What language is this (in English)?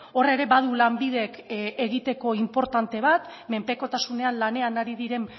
Basque